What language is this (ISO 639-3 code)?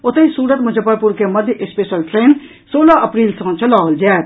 mai